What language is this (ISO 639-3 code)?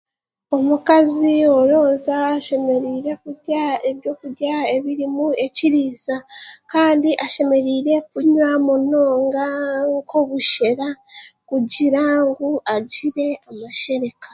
cgg